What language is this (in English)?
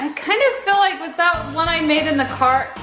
English